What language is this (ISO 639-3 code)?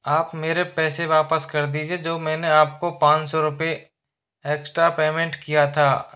hin